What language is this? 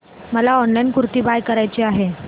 Marathi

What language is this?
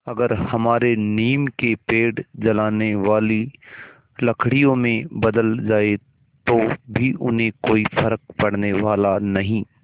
Hindi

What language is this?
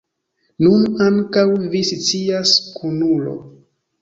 Esperanto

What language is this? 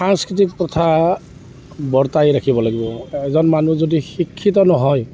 Assamese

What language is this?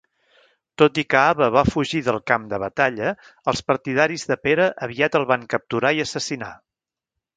Catalan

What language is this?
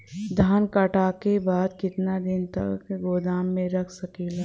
Bhojpuri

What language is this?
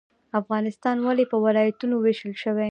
Pashto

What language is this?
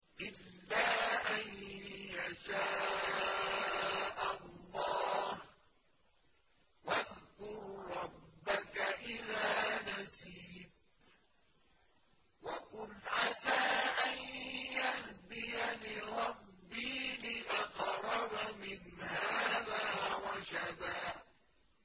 Arabic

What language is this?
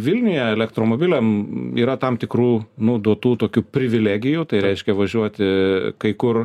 Lithuanian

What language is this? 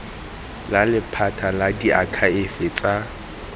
Tswana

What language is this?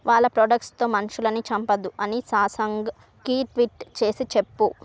Telugu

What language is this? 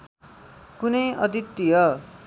Nepali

